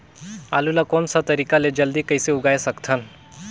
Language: Chhattisgarhi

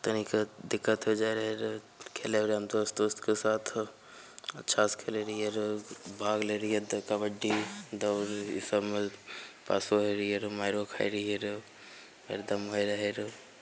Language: Maithili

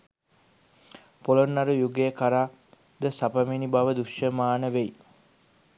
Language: Sinhala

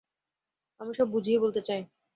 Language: Bangla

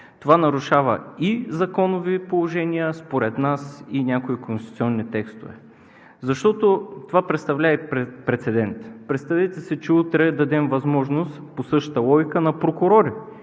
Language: Bulgarian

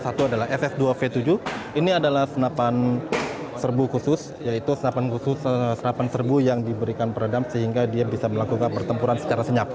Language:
Indonesian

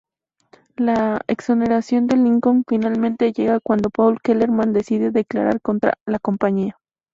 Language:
Spanish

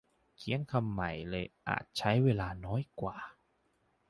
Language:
Thai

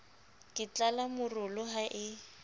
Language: Southern Sotho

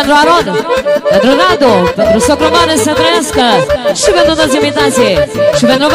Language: Romanian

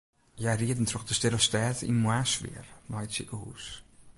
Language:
Western Frisian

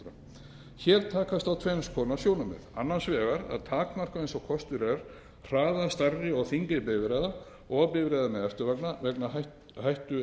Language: Icelandic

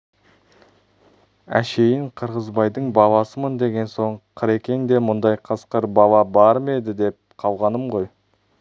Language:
Kazakh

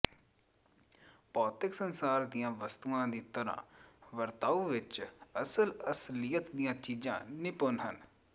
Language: Punjabi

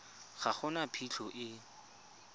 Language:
Tswana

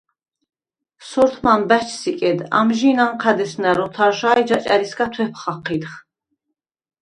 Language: Svan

